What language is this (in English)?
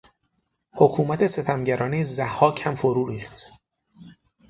Persian